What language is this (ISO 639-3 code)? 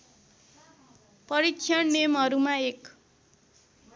nep